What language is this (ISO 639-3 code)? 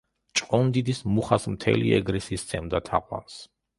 kat